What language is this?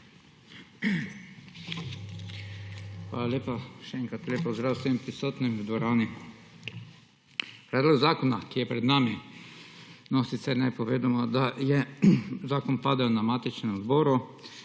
Slovenian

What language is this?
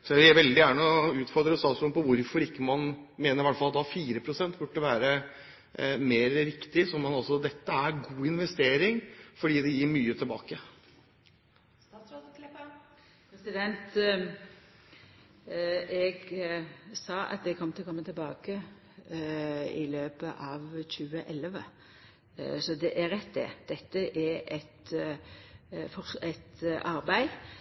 Norwegian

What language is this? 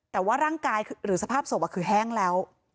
Thai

